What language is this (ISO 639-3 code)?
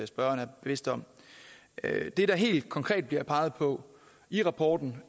dan